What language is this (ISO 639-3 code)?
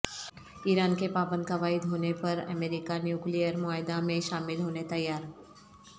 urd